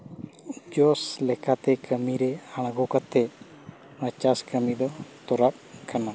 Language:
Santali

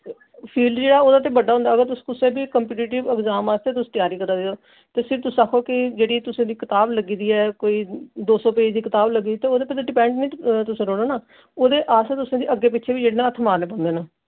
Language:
Dogri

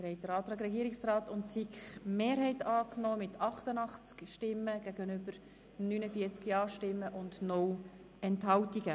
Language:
Swiss German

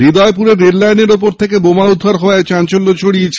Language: Bangla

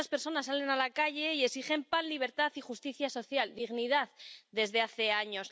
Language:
Spanish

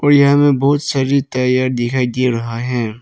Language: Hindi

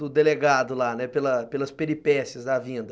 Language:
Portuguese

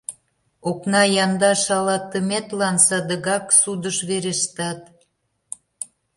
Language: Mari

